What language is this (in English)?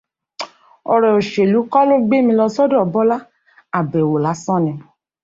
Yoruba